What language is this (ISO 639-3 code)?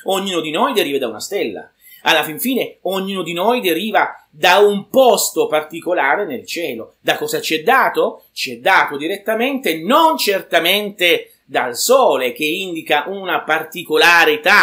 ita